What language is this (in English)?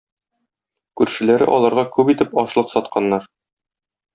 Tatar